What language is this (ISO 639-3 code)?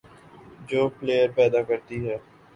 urd